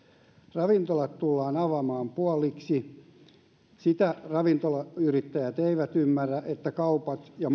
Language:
Finnish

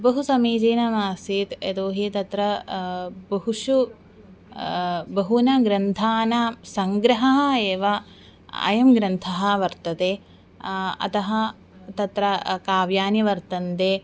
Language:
Sanskrit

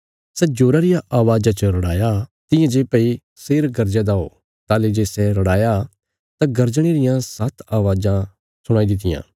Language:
Bilaspuri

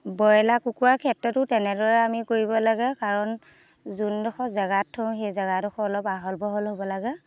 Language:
Assamese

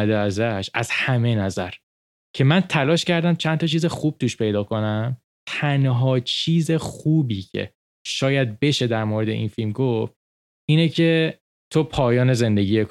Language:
Persian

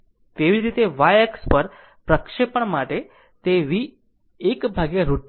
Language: Gujarati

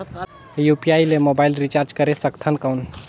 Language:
Chhattisgarhi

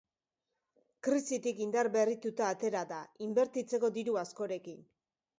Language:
Basque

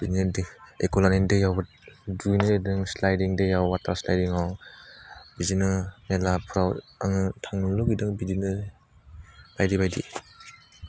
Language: Bodo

